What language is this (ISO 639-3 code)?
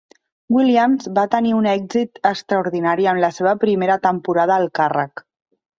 cat